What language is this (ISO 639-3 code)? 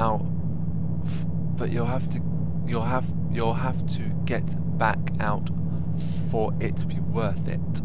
eng